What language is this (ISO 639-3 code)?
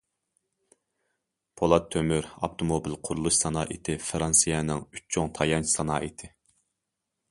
uig